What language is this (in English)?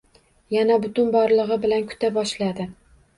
Uzbek